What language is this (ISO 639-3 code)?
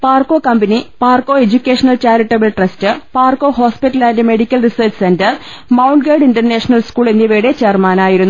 mal